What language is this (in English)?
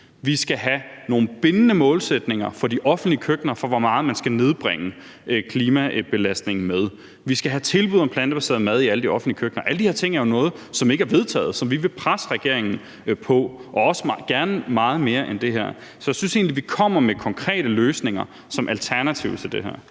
Danish